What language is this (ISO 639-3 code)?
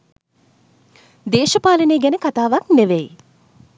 sin